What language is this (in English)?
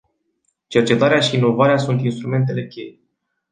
Romanian